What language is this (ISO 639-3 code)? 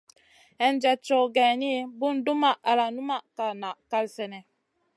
mcn